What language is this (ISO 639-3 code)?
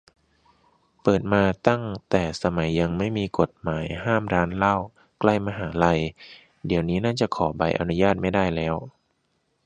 tha